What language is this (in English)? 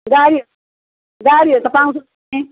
Nepali